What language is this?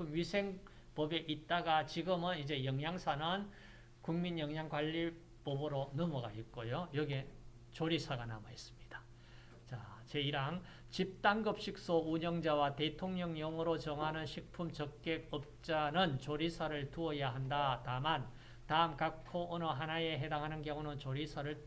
Korean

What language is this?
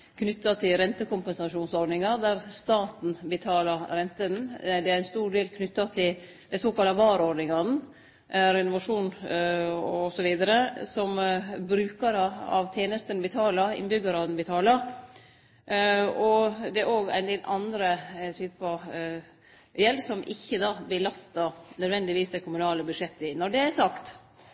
Norwegian Nynorsk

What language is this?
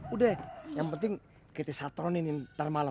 Indonesian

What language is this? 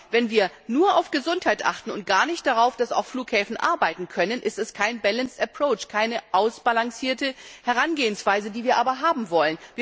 German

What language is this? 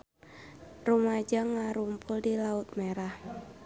Sundanese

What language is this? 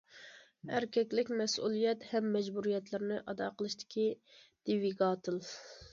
Uyghur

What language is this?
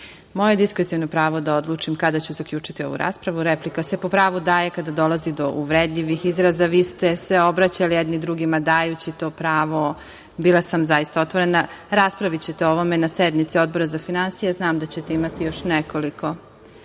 Serbian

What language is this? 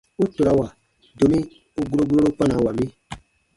Baatonum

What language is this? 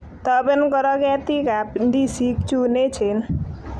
Kalenjin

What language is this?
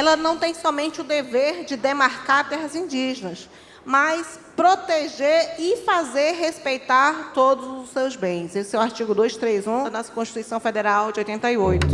Portuguese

